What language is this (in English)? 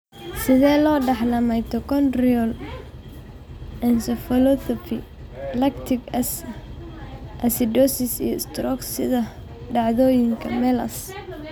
Somali